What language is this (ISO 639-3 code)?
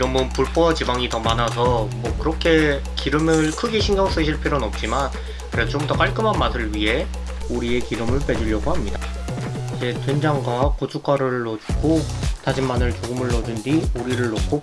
kor